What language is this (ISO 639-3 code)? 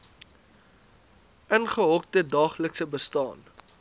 afr